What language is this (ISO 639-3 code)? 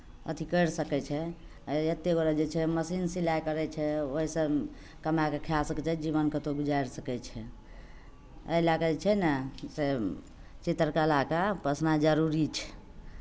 mai